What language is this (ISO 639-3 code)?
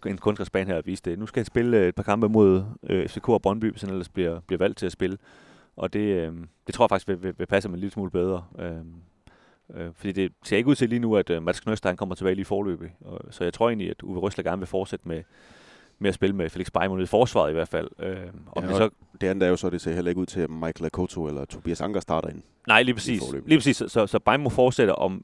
dan